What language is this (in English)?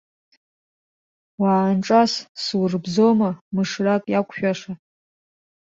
Abkhazian